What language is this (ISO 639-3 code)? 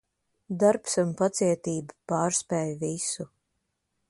lav